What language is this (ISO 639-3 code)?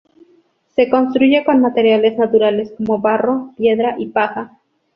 spa